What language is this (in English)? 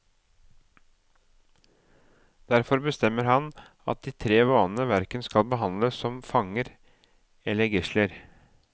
Norwegian